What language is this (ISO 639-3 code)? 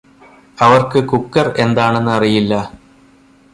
mal